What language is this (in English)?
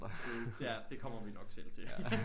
Danish